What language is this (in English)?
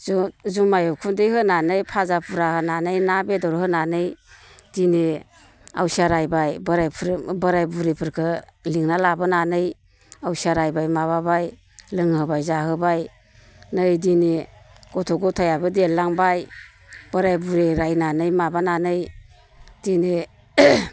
Bodo